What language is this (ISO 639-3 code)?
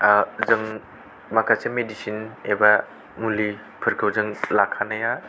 brx